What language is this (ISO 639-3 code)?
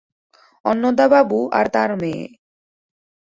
ben